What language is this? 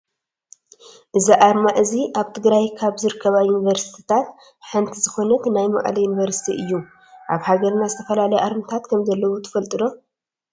Tigrinya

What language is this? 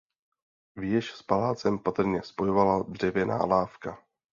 Czech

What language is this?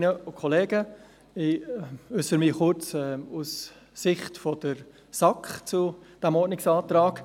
Swiss German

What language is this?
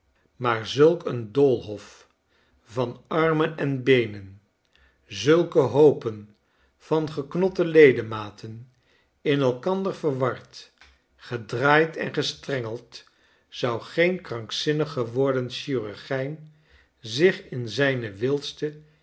Dutch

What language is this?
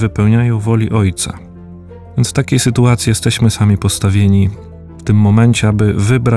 Polish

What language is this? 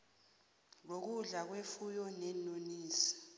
South Ndebele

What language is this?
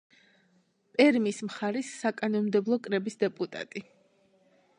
Georgian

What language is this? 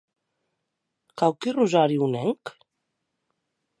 Occitan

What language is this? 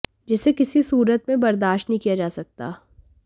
Hindi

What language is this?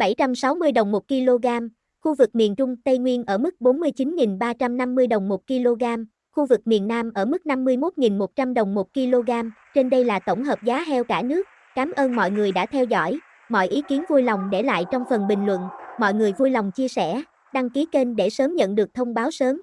Vietnamese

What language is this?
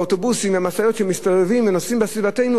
Hebrew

